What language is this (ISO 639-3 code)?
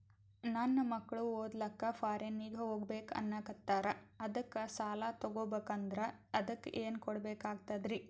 kan